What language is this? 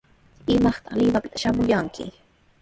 Sihuas Ancash Quechua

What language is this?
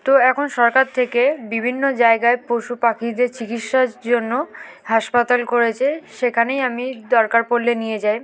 Bangla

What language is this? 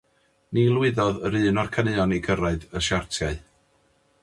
Welsh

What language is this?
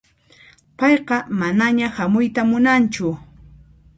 Puno Quechua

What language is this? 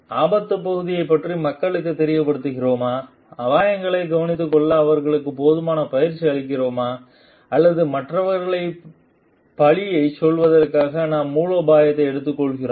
Tamil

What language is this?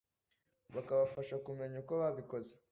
Kinyarwanda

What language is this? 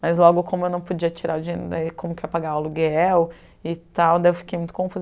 Portuguese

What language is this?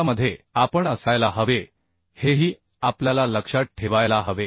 Marathi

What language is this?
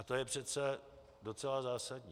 Czech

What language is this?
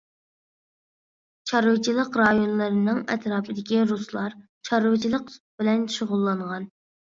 Uyghur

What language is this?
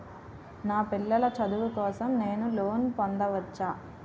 Telugu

